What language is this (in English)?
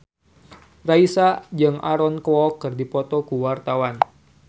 Sundanese